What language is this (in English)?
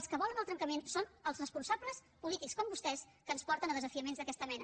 Catalan